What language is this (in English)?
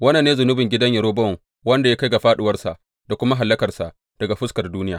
Hausa